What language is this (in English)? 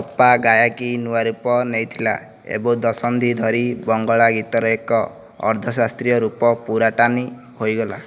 Odia